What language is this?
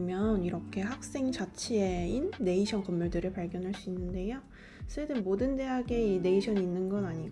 Korean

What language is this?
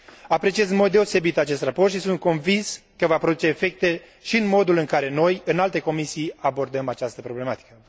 Romanian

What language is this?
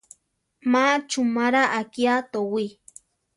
Central Tarahumara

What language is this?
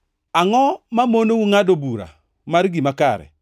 Luo (Kenya and Tanzania)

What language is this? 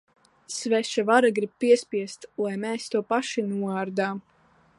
Latvian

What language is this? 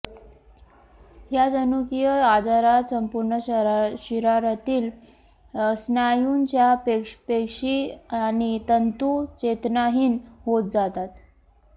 Marathi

